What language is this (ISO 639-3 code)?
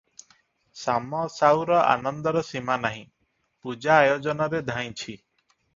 ori